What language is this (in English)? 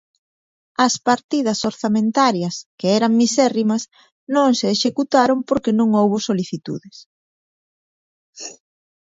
Galician